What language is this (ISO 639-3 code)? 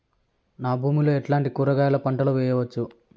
tel